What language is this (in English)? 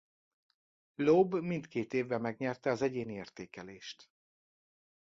Hungarian